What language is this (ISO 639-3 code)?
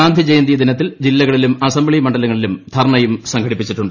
mal